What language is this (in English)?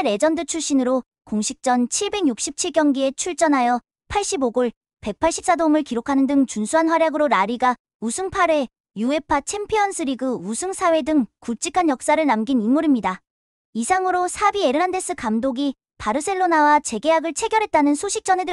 Korean